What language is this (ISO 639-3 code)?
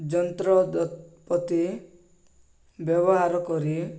ori